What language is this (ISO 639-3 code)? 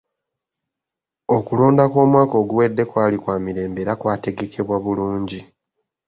lug